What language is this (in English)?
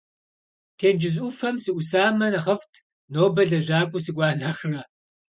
Kabardian